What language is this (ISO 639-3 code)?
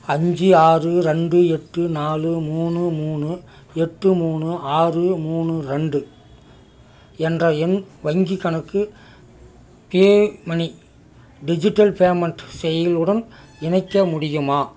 tam